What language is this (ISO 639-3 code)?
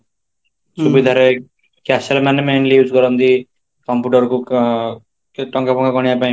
ori